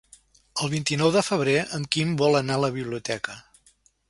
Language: Catalan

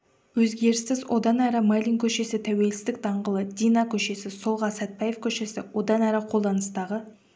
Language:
Kazakh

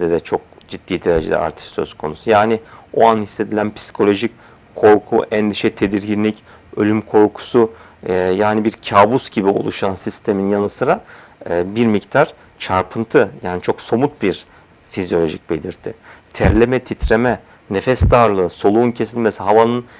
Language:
Turkish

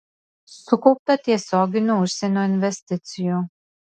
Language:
Lithuanian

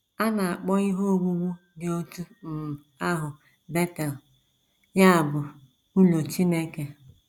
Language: Igbo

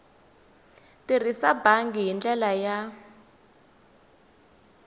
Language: Tsonga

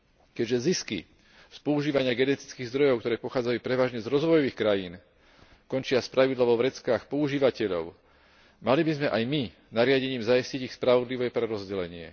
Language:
Slovak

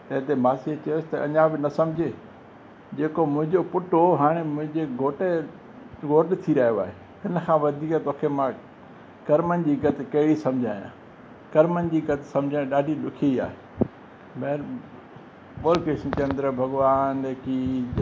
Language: Sindhi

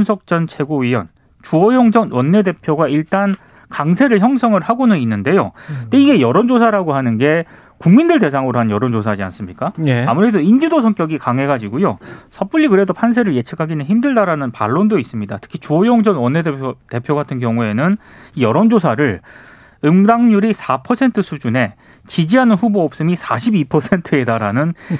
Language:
Korean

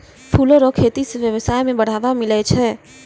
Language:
Maithili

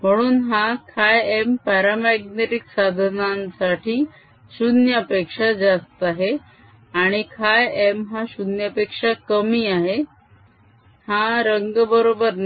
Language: Marathi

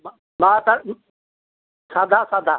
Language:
Odia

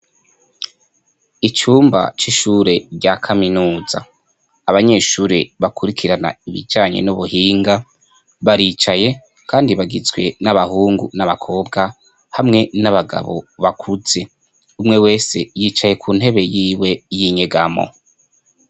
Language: Rundi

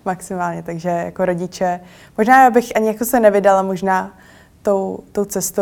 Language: Czech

